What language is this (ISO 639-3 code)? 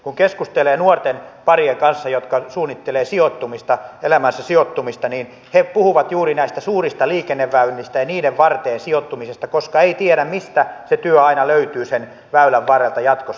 fin